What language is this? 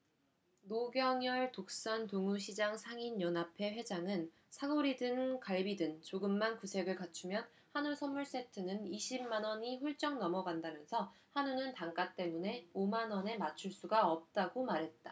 Korean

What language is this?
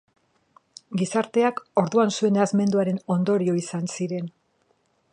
Basque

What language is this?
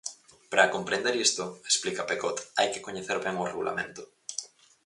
Galician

